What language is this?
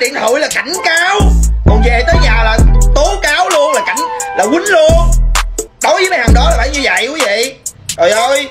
Vietnamese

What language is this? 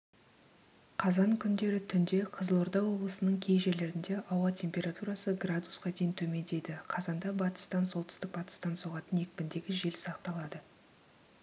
Kazakh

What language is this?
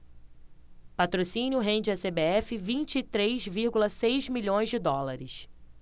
Portuguese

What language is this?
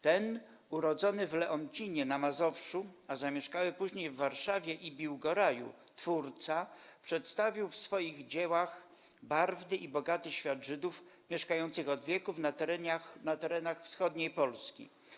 Polish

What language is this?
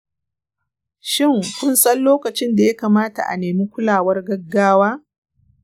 Hausa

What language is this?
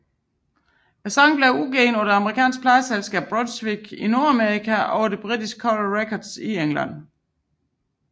Danish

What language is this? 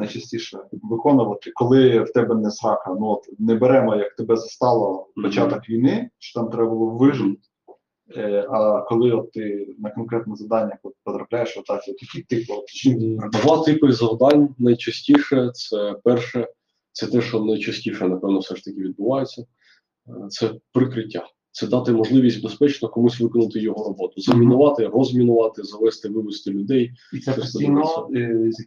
Ukrainian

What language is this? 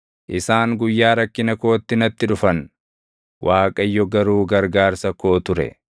Oromo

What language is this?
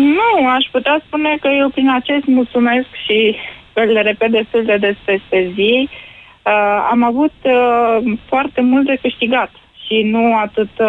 Romanian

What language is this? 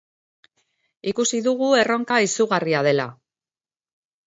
Basque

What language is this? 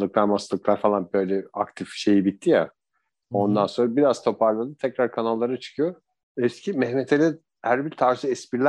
Turkish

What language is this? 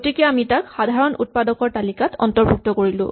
Assamese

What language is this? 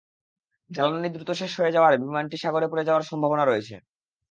Bangla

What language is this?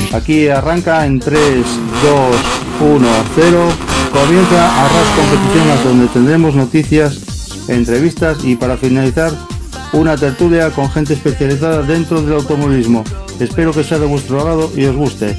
Spanish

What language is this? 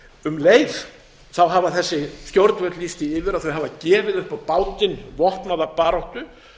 Icelandic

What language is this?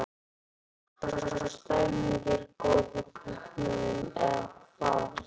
Icelandic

